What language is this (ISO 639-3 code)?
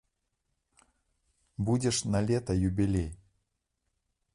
bel